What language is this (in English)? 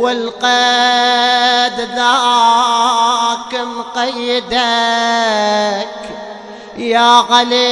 Arabic